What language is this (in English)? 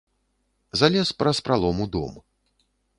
Belarusian